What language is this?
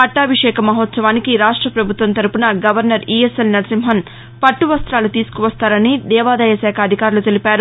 Telugu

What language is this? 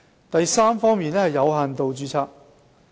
Cantonese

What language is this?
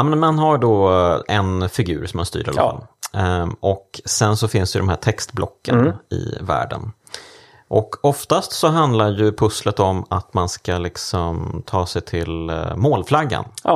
Swedish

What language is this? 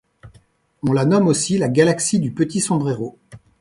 French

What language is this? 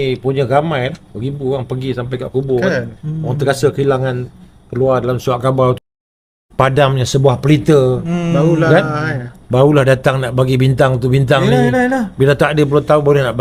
Malay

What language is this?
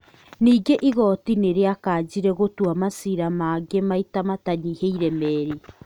Kikuyu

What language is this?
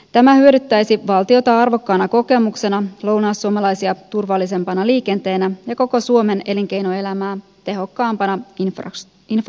Finnish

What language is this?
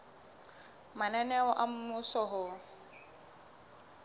Southern Sotho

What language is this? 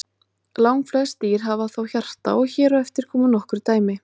Icelandic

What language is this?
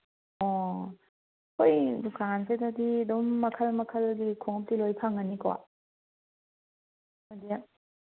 Manipuri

